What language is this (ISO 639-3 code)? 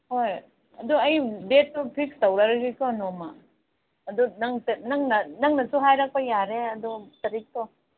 mni